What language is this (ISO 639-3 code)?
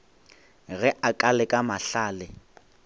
nso